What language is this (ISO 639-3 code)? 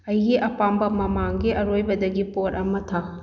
mni